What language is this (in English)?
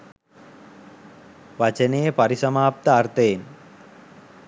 Sinhala